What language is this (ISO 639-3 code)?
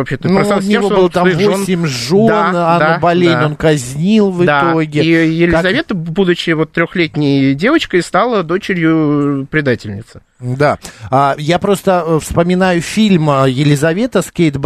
rus